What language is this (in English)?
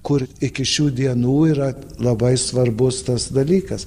Lithuanian